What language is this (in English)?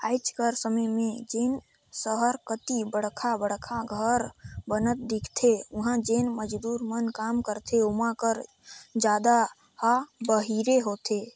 Chhattisgarhi